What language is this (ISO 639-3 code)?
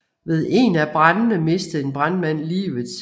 dan